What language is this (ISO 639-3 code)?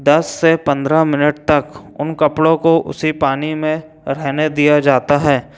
hin